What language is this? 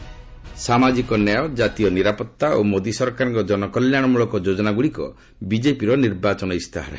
Odia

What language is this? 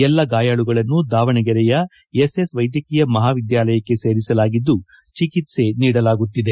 Kannada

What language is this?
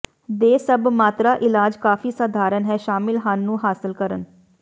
Punjabi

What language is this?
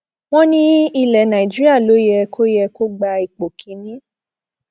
Yoruba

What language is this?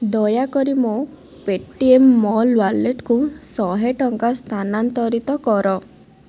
Odia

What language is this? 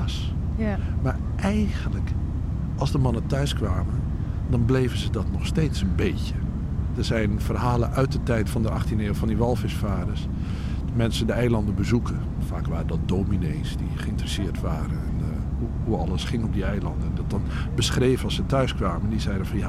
Dutch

